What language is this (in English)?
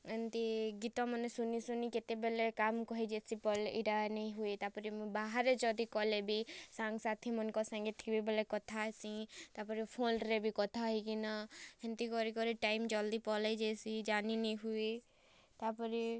Odia